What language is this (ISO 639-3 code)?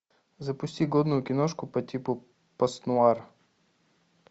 rus